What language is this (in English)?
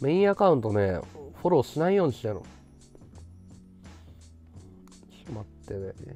Japanese